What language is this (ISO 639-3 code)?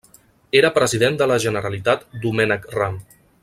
cat